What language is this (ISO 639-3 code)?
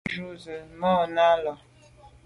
byv